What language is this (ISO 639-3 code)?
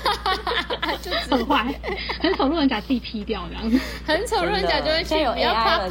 zho